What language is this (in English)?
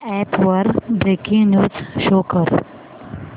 Marathi